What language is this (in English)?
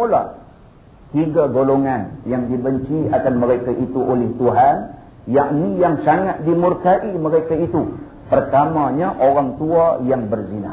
Malay